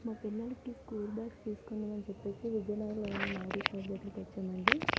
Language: Telugu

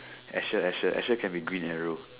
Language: English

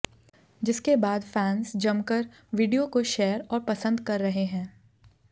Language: Hindi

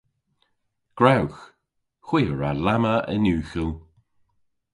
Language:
Cornish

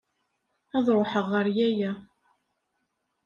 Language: Kabyle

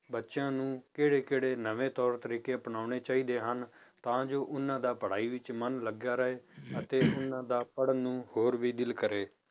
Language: Punjabi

